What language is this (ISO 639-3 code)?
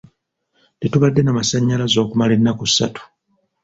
lug